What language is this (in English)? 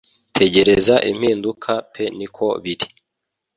Kinyarwanda